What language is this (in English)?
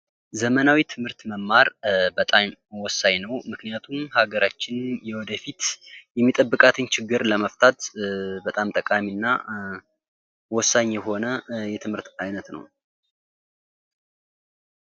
Amharic